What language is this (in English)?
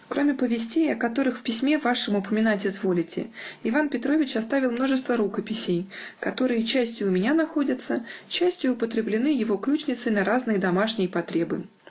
Russian